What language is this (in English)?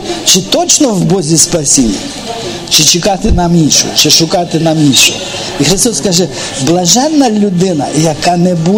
Ukrainian